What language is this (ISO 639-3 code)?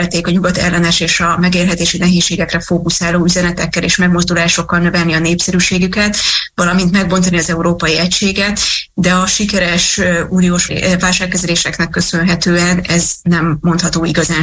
hun